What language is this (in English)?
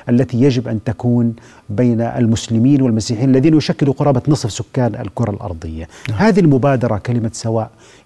Arabic